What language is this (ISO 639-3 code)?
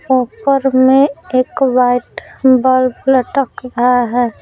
hin